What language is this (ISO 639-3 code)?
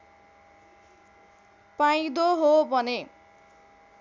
nep